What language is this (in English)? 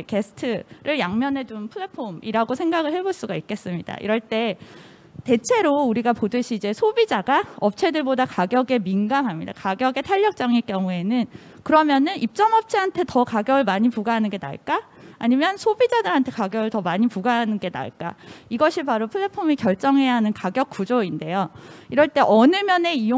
Korean